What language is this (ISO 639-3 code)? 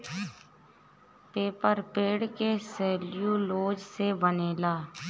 bho